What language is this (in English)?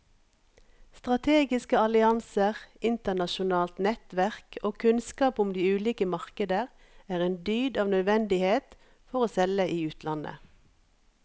Norwegian